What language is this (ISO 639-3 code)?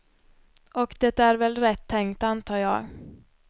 swe